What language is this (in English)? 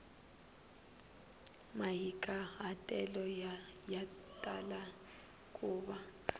Tsonga